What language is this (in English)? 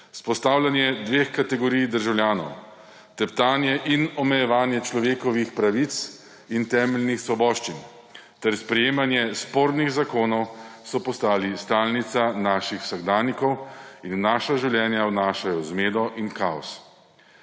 Slovenian